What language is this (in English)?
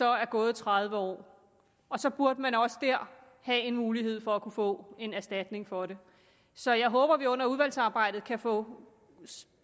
Danish